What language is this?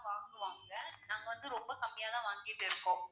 Tamil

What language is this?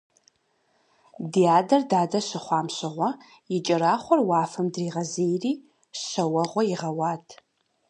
Kabardian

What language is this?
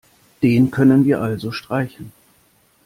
German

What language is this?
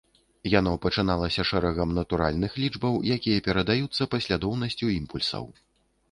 Belarusian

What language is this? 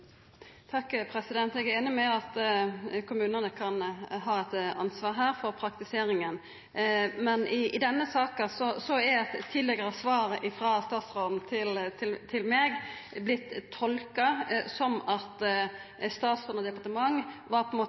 Norwegian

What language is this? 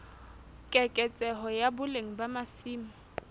Southern Sotho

